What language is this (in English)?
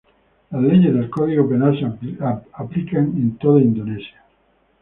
Spanish